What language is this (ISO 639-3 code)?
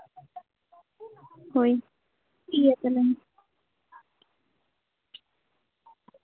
sat